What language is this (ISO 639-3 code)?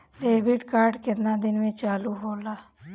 bho